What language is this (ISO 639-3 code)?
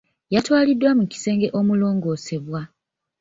lug